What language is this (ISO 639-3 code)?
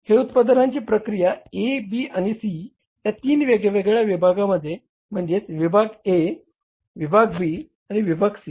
mar